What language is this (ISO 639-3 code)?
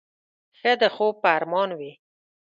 pus